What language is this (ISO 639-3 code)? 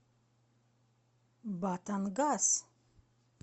rus